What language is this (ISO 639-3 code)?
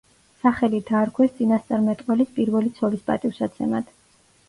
kat